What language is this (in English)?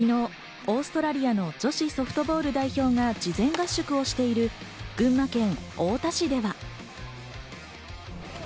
Japanese